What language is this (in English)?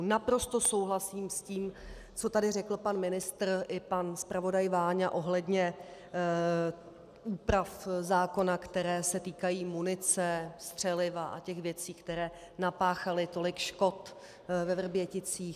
Czech